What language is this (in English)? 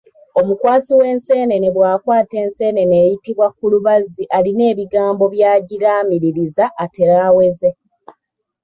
Ganda